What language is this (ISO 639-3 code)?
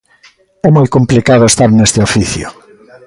glg